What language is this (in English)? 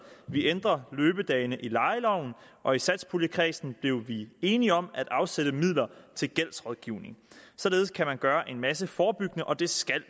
Danish